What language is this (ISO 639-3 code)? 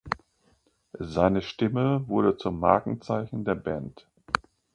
deu